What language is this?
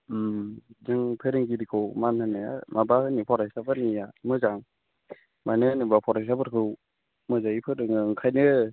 Bodo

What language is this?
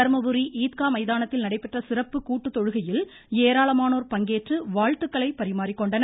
Tamil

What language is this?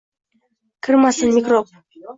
Uzbek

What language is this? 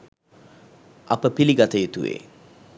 Sinhala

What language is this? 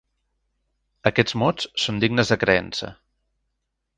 Catalan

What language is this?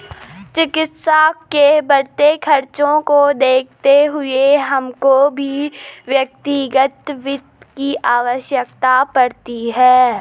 Hindi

